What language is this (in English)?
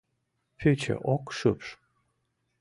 Mari